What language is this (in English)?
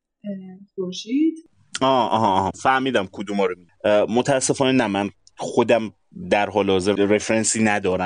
Persian